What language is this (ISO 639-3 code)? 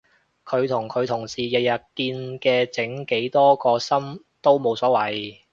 yue